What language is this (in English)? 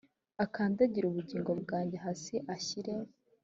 Kinyarwanda